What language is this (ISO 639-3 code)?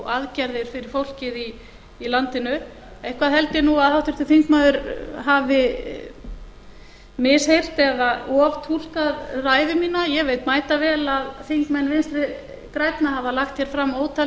isl